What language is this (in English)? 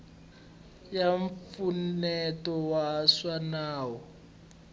Tsonga